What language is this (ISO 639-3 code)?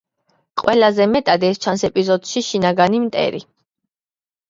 kat